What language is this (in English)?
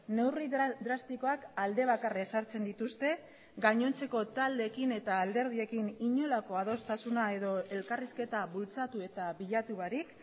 Basque